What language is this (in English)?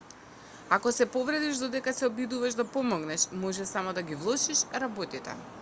Macedonian